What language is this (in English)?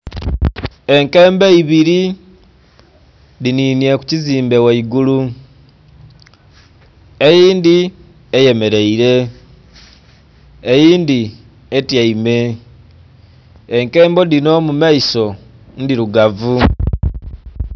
Soga